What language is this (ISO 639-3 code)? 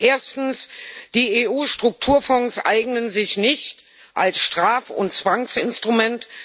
deu